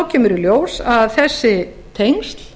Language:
Icelandic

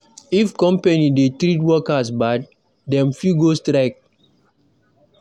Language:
Nigerian Pidgin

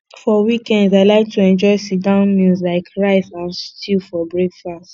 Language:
Nigerian Pidgin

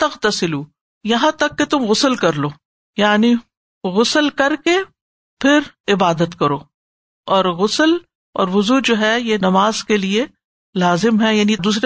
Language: Urdu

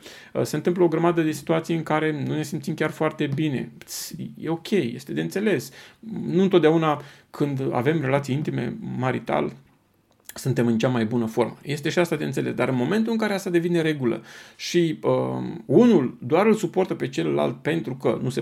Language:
Romanian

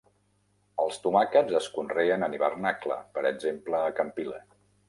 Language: Catalan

